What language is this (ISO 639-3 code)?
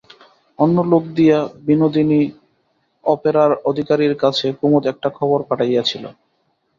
ben